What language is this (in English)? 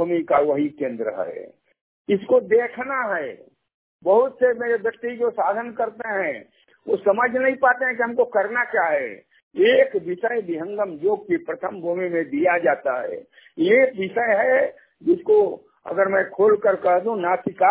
Hindi